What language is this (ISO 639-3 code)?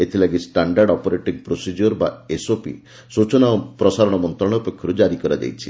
ori